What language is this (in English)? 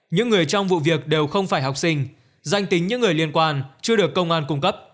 Vietnamese